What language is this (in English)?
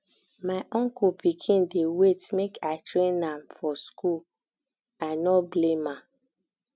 Nigerian Pidgin